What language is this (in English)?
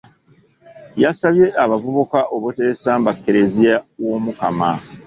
Ganda